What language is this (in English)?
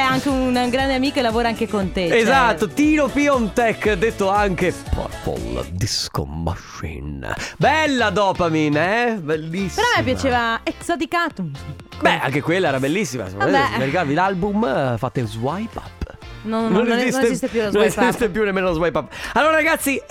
Italian